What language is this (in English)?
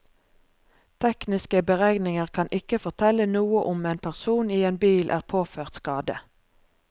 Norwegian